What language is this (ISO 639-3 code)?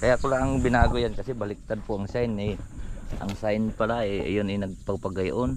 fil